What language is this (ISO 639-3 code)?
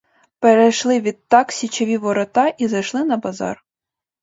ukr